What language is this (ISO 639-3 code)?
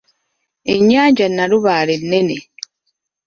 lug